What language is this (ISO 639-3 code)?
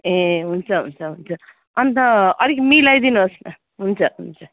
nep